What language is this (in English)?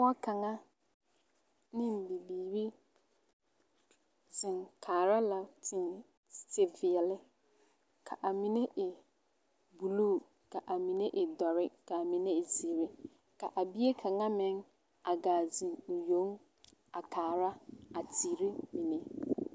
Southern Dagaare